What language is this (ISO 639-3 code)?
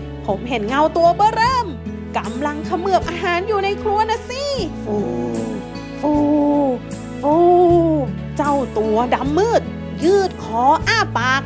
tha